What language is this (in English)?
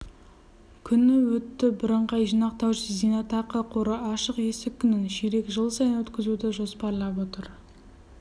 Kazakh